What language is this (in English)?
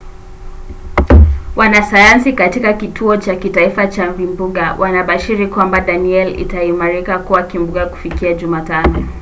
Swahili